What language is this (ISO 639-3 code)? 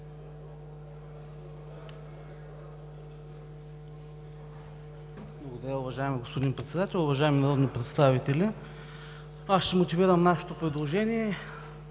bul